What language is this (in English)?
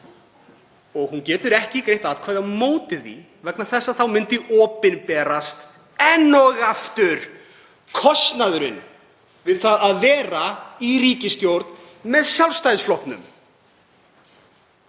Icelandic